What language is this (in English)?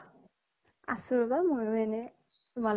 Assamese